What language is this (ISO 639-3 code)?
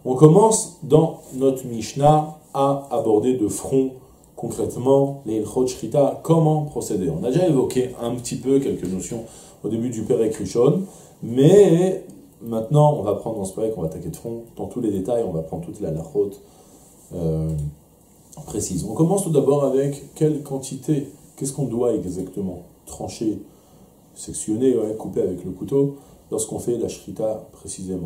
fra